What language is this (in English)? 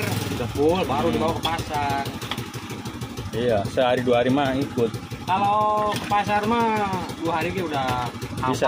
Indonesian